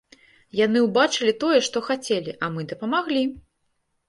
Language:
Belarusian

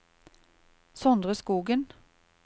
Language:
Norwegian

